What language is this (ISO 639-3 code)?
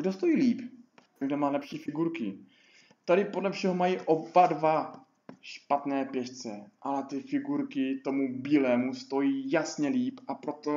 ces